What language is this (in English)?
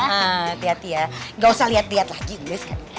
Indonesian